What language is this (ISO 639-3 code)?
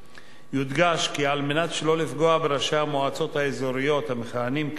heb